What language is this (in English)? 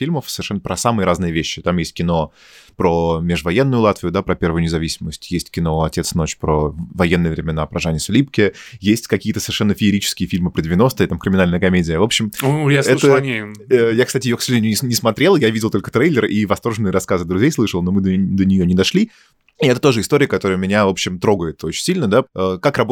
Russian